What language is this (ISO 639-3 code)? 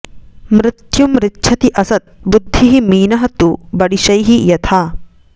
san